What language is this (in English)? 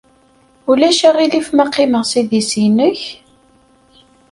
Kabyle